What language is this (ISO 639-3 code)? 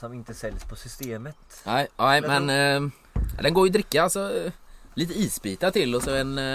swe